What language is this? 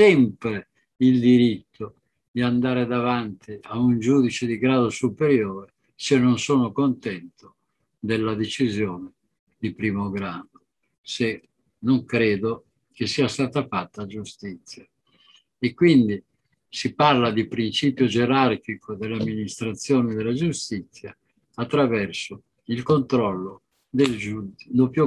Italian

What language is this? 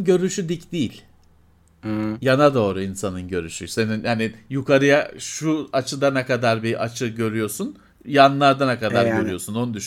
Turkish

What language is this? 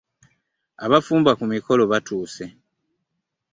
Ganda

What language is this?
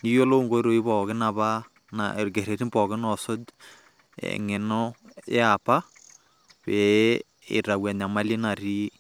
Masai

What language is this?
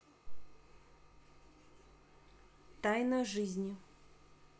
Russian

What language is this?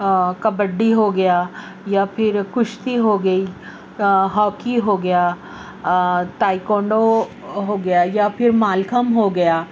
Urdu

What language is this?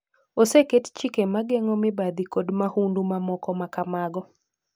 Luo (Kenya and Tanzania)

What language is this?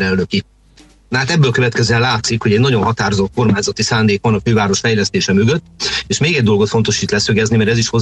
Hungarian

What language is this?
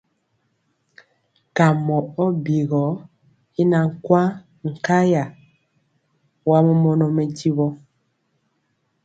Mpiemo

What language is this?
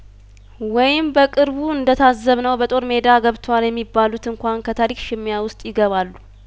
Amharic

